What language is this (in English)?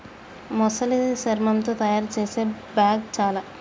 Telugu